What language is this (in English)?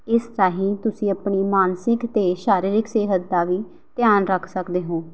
Punjabi